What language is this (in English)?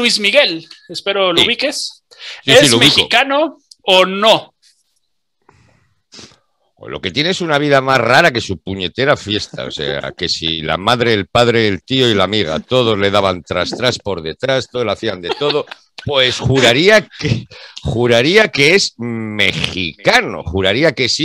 Spanish